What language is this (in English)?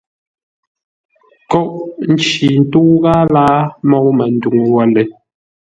Ngombale